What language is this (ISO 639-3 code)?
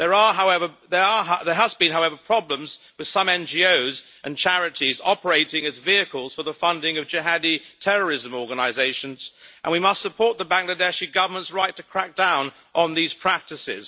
eng